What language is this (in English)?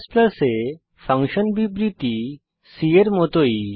Bangla